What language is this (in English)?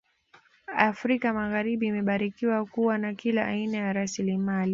Swahili